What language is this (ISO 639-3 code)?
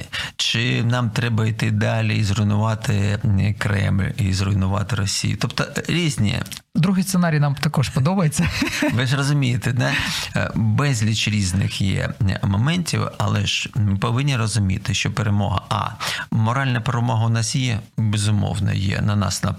ukr